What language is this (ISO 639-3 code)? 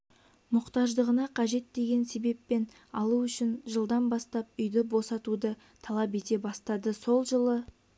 kaz